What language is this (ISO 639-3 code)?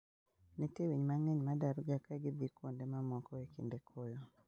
luo